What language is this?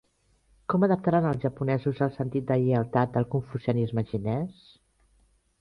Catalan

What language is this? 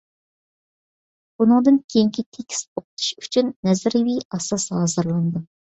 Uyghur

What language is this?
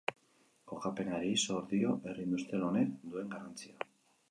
Basque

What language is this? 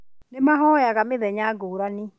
Kikuyu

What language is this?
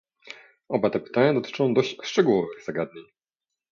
Polish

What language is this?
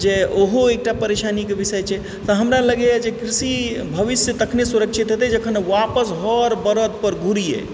Maithili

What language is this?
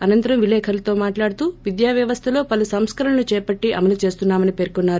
Telugu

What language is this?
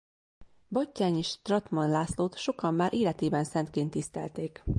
Hungarian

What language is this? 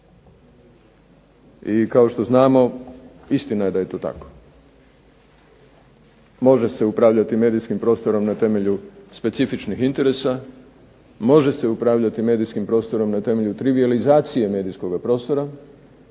Croatian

